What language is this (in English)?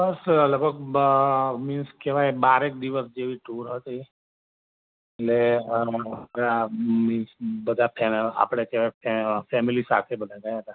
Gujarati